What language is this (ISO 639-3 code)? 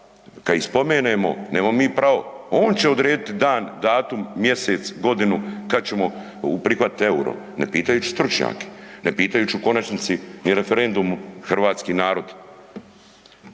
hrv